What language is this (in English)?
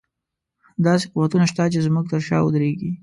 Pashto